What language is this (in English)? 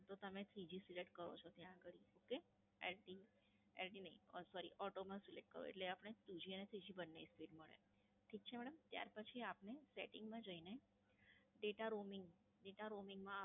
Gujarati